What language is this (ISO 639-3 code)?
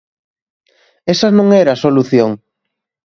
glg